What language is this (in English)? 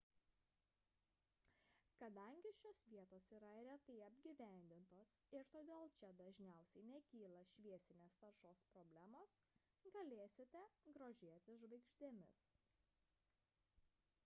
Lithuanian